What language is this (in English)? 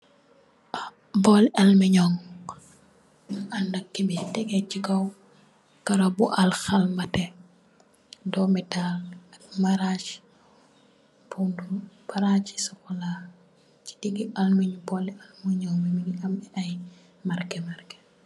Wolof